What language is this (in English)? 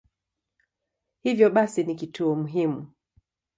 Swahili